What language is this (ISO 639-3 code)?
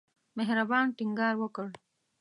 pus